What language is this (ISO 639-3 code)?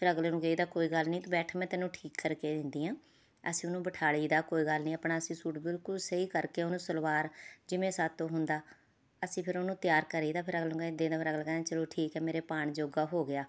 pan